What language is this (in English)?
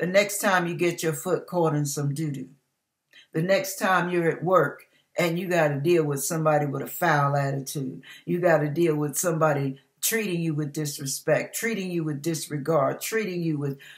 English